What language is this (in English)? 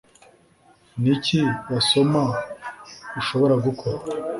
Kinyarwanda